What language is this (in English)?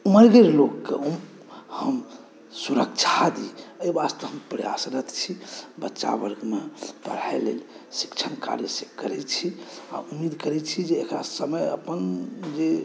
Maithili